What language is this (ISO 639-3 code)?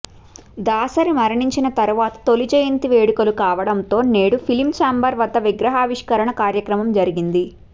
tel